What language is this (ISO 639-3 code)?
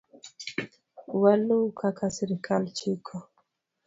luo